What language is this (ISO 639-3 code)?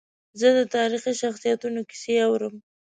pus